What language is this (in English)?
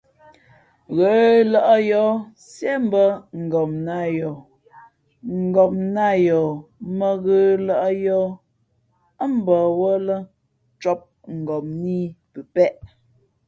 Fe'fe'